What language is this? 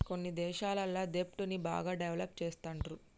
Telugu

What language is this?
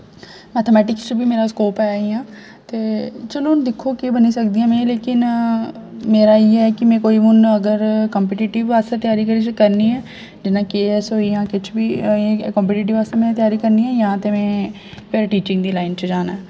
Dogri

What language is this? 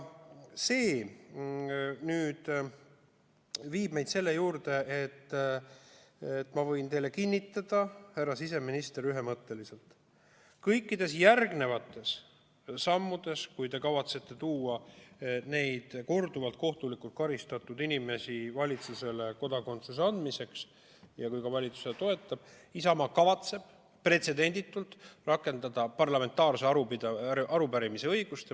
Estonian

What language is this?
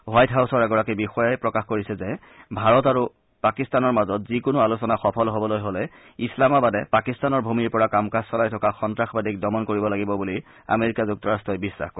Assamese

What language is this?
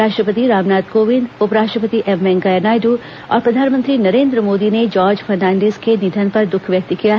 Hindi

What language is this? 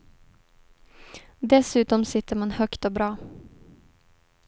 Swedish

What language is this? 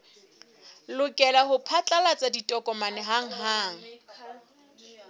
Southern Sotho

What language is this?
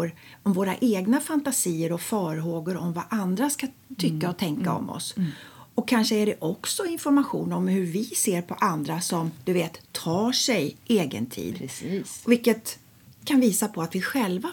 Swedish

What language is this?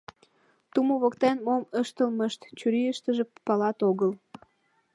Mari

